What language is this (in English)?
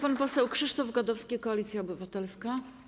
Polish